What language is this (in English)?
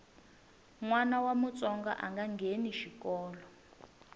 Tsonga